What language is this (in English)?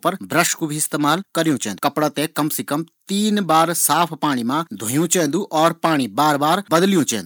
Garhwali